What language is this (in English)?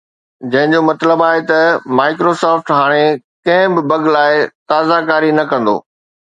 Sindhi